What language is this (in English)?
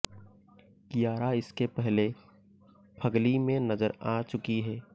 Hindi